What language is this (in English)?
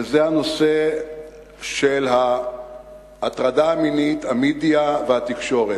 Hebrew